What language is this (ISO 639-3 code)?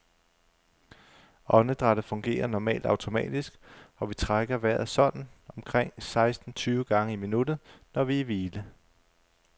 dan